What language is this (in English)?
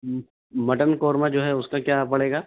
Urdu